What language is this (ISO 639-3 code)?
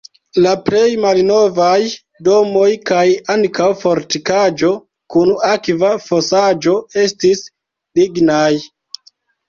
epo